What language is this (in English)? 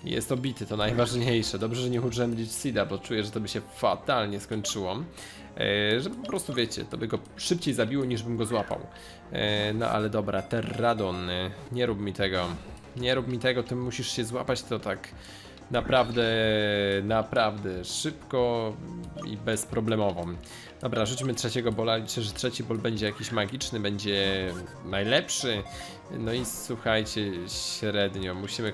Polish